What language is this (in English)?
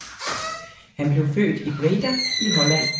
Danish